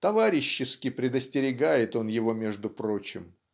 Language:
Russian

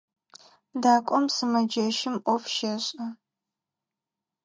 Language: Adyghe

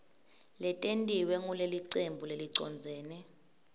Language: Swati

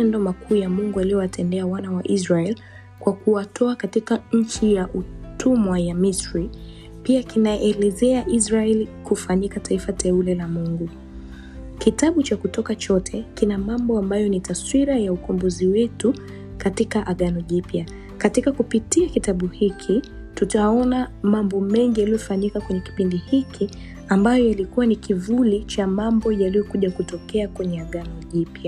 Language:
Swahili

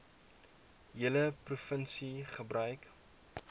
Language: Afrikaans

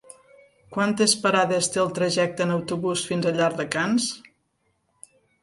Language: Catalan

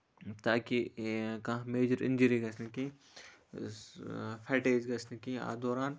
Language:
Kashmiri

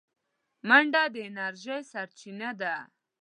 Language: Pashto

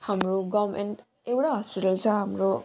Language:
Nepali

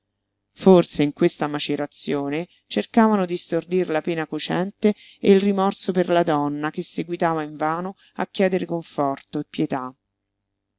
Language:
Italian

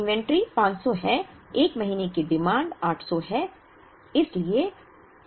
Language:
Hindi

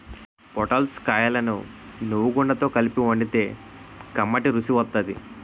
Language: Telugu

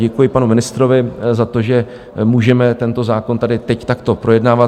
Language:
Czech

